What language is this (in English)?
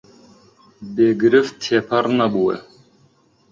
Central Kurdish